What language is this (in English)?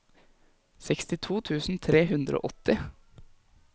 Norwegian